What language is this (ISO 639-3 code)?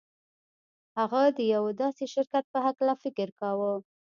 pus